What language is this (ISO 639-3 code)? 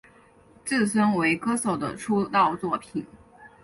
zho